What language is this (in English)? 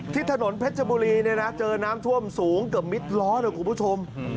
Thai